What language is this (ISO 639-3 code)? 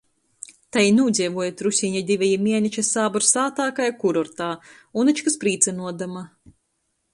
ltg